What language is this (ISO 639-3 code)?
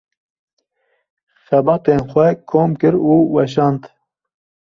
kur